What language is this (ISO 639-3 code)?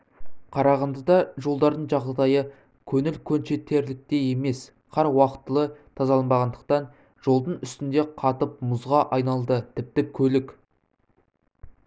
kaz